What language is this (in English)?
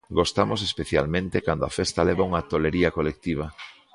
Galician